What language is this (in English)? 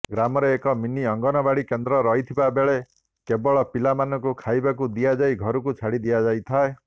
Odia